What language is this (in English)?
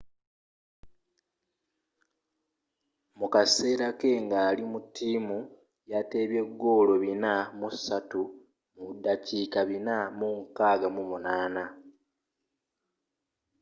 Ganda